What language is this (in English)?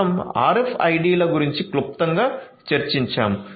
Telugu